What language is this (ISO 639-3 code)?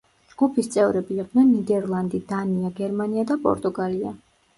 kat